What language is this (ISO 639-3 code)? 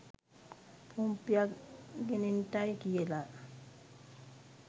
sin